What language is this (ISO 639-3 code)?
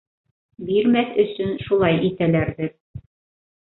bak